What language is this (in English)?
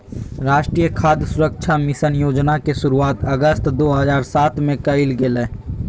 Magahi